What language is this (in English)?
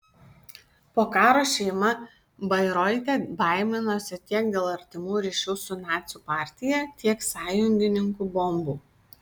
Lithuanian